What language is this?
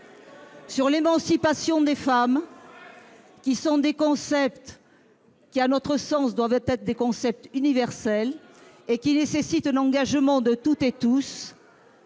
French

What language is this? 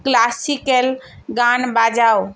Bangla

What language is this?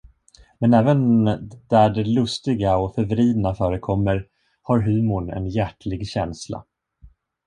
Swedish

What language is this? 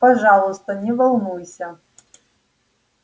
Russian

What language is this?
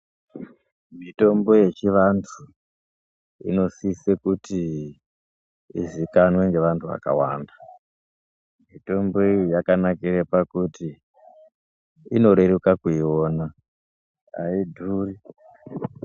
Ndau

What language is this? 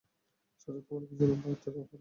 Bangla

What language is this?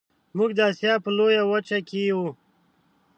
Pashto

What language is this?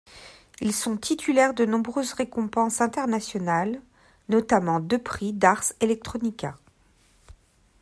French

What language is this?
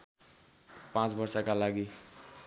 Nepali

